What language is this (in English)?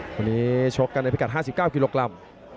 Thai